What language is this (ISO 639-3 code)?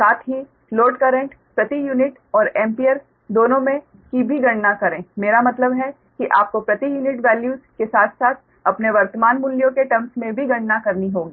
hin